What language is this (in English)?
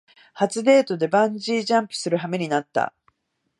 Japanese